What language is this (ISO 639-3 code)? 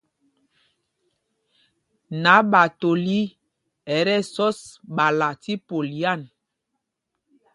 mgg